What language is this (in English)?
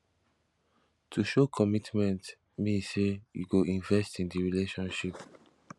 Nigerian Pidgin